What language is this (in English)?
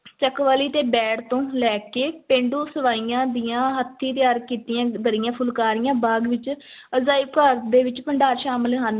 Punjabi